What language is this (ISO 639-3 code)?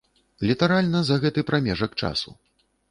bel